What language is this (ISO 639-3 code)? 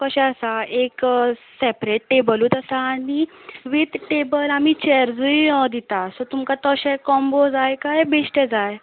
kok